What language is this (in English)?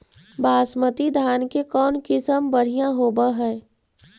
Magahi